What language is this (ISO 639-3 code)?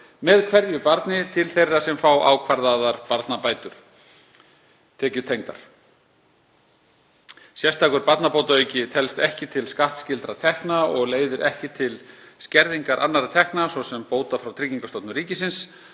isl